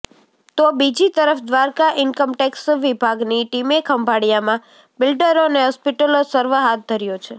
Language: Gujarati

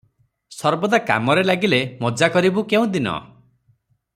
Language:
Odia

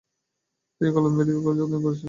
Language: Bangla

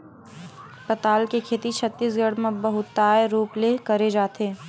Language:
Chhattisgarhi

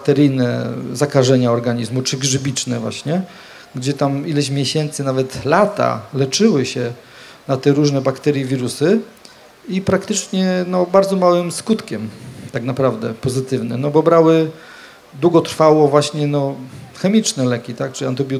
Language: Polish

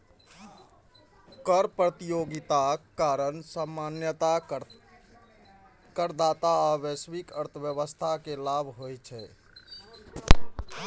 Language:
Maithili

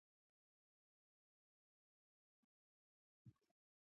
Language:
Pashto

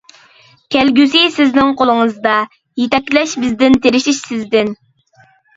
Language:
Uyghur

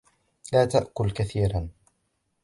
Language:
Arabic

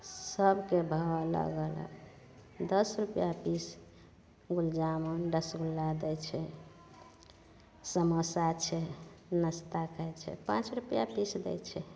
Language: Maithili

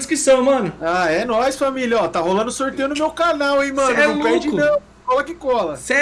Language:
Portuguese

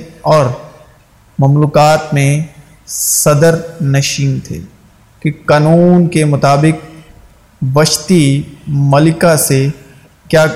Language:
Urdu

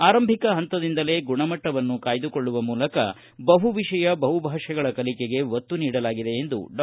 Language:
Kannada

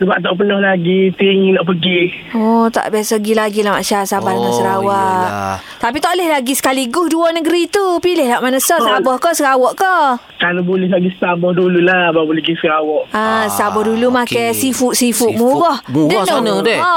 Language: Malay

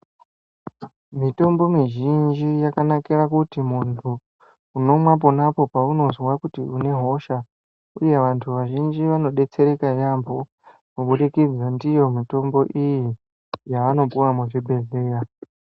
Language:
Ndau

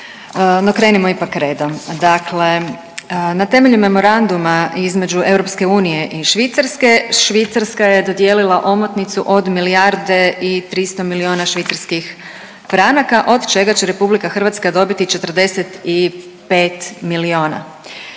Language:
Croatian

